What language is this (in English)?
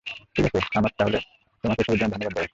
Bangla